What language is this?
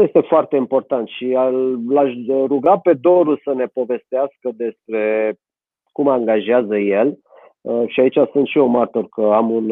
Romanian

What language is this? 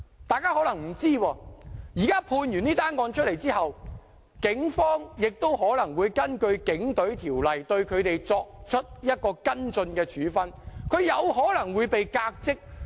Cantonese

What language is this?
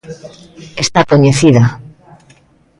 Galician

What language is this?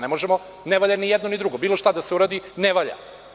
Serbian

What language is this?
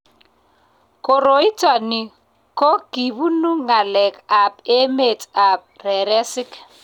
Kalenjin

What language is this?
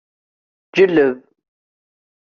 Kabyle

